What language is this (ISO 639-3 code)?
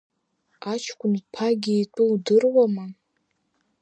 abk